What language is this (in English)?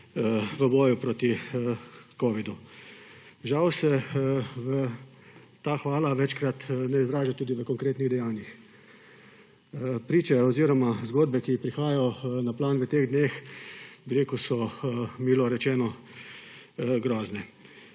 Slovenian